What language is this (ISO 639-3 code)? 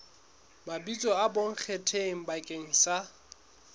sot